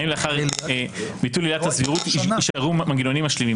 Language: Hebrew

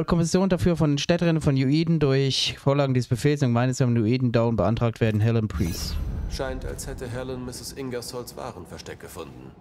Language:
German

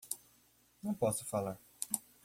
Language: Portuguese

